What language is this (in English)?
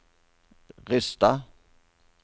Norwegian